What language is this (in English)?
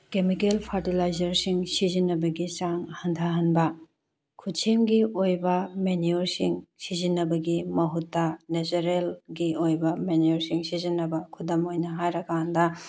Manipuri